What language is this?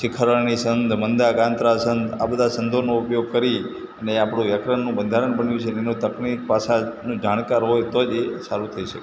Gujarati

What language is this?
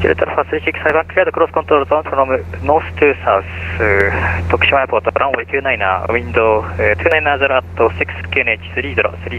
Japanese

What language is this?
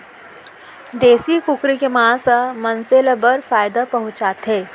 Chhattisgarhi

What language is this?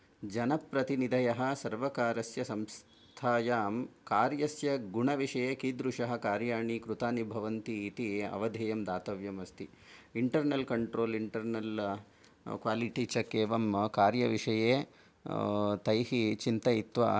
Sanskrit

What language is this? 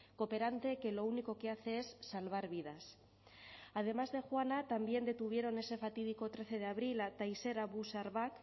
Spanish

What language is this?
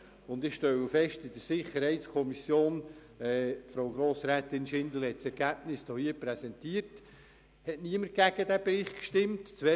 Swiss German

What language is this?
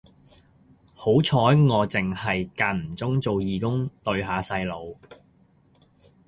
Cantonese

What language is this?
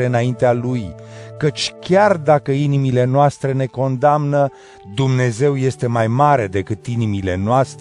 Romanian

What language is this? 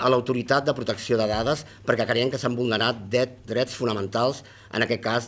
Spanish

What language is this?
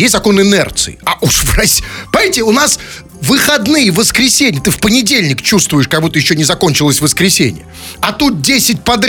Russian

